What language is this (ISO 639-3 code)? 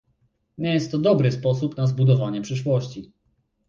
pol